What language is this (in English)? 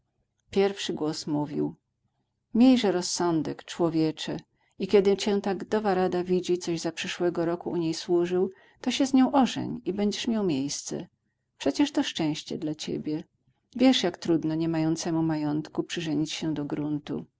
Polish